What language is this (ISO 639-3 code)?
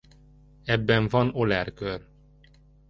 hun